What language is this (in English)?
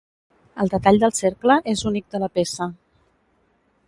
Catalan